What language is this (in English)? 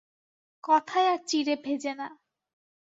Bangla